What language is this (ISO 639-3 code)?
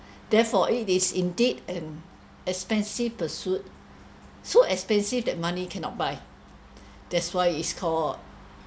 eng